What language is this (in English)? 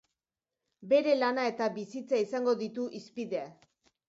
Basque